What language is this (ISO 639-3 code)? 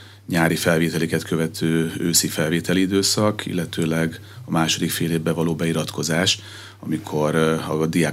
hun